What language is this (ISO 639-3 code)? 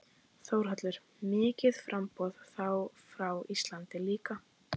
isl